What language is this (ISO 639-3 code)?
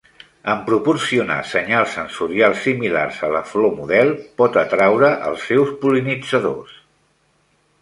cat